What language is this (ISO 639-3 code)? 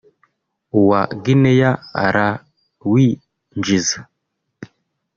kin